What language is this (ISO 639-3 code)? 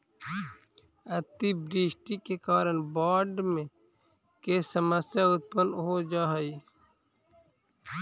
mag